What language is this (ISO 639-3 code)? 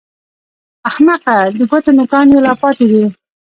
pus